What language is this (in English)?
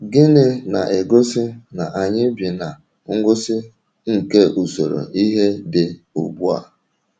Igbo